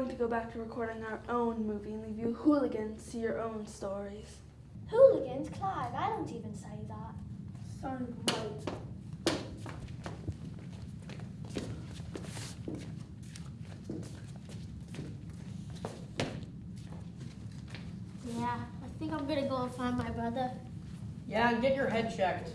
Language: English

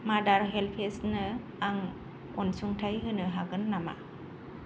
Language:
Bodo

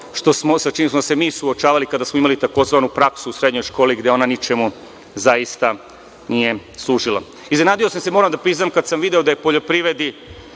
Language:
Serbian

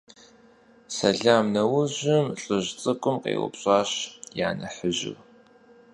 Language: Kabardian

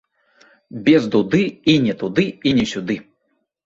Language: Belarusian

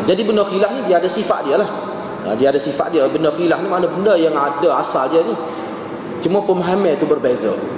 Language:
Malay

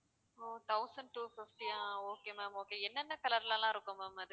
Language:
Tamil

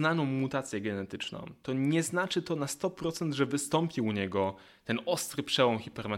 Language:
Polish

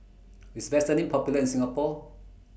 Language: English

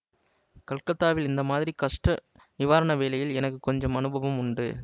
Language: Tamil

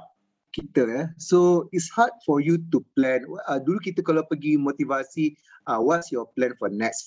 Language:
Malay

